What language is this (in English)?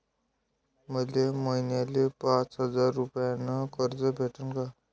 Marathi